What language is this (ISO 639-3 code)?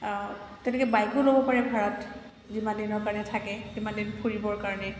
asm